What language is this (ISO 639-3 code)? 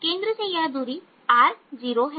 hin